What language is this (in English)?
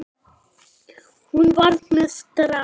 Icelandic